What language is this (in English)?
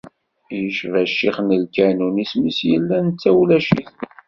Kabyle